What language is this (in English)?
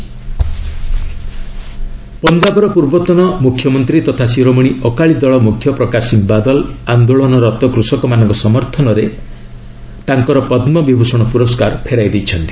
Odia